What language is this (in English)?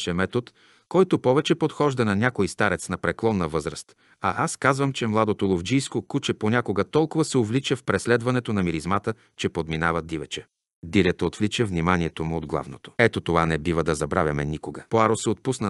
Bulgarian